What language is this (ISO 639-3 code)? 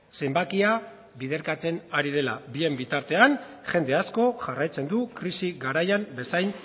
eus